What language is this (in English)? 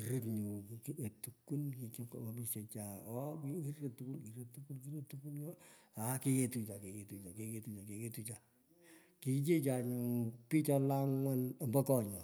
Pökoot